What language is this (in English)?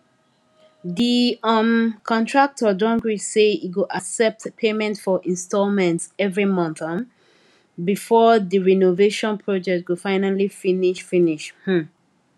Nigerian Pidgin